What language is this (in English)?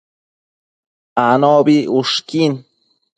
Matsés